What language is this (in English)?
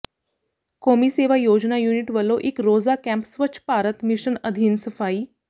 Punjabi